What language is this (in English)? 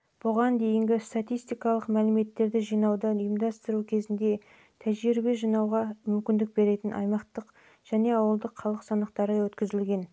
Kazakh